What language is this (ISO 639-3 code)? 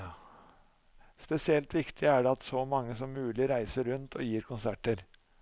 nor